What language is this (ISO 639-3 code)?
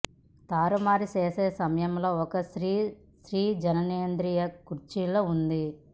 tel